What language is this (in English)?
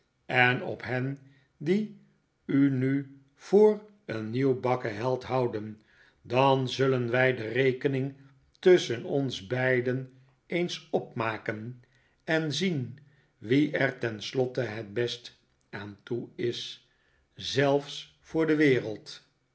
Dutch